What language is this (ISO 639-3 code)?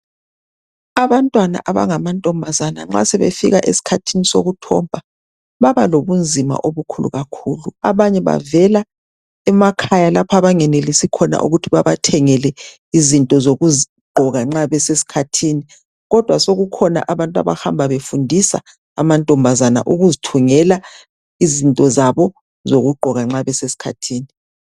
nde